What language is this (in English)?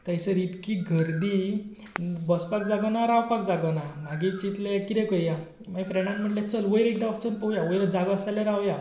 Konkani